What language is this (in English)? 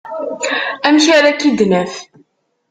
Kabyle